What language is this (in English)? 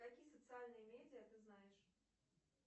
Russian